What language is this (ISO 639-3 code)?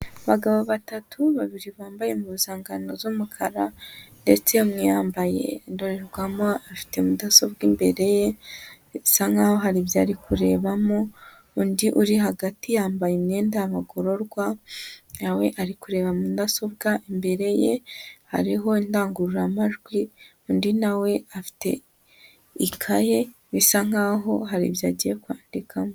kin